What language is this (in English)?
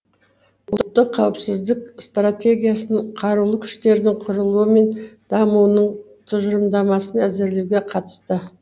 Kazakh